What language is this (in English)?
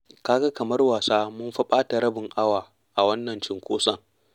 Hausa